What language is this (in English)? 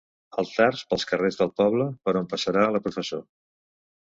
Catalan